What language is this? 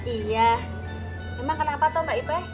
Indonesian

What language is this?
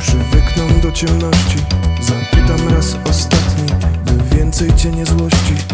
Polish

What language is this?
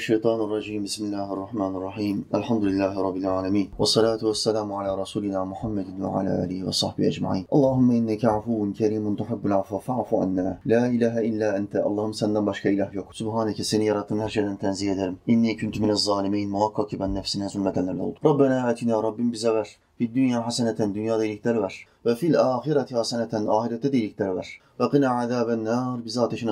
Turkish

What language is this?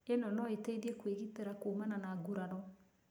Kikuyu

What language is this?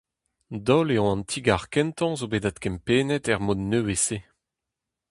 Breton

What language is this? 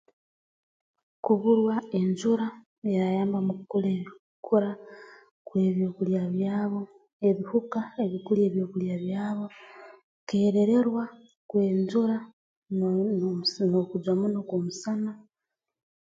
Tooro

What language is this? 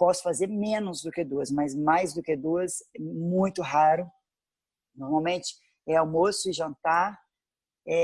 Portuguese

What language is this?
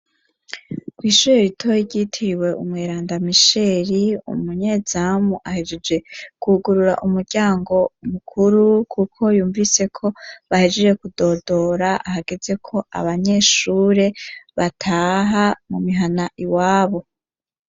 Rundi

